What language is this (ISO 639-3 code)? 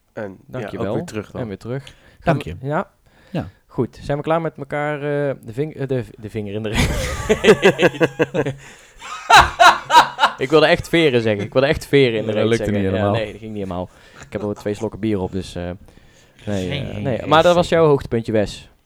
nld